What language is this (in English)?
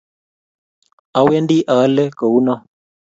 Kalenjin